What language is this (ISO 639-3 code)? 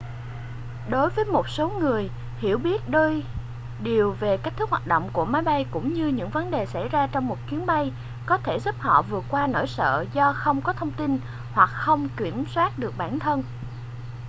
vie